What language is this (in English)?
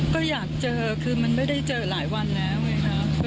Thai